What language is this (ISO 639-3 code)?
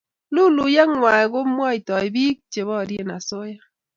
kln